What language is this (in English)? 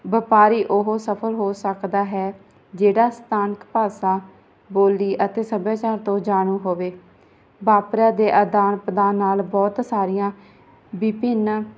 Punjabi